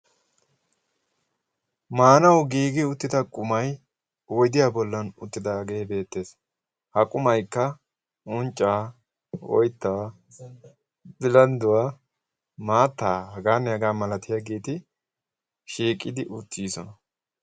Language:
Wolaytta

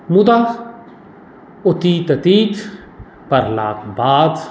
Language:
Maithili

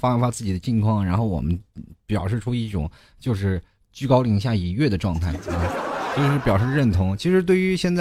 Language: Chinese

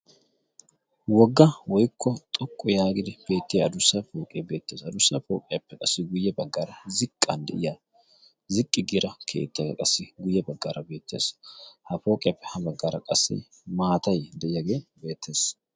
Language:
Wolaytta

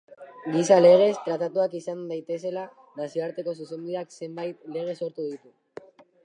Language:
Basque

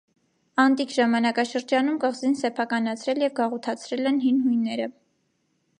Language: Armenian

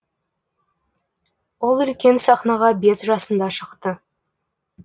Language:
Kazakh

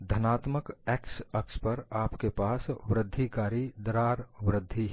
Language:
Hindi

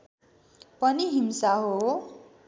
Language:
Nepali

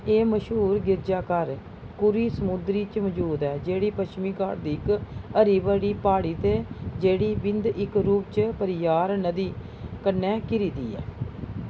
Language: Dogri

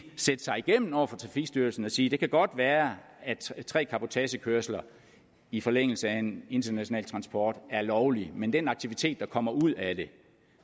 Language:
Danish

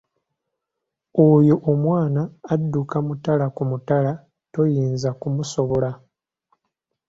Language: Ganda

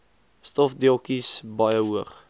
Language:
Afrikaans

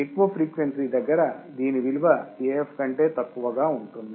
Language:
Telugu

